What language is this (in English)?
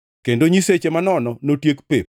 Luo (Kenya and Tanzania)